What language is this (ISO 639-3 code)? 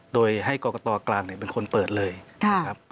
tha